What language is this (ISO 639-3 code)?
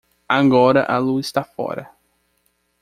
por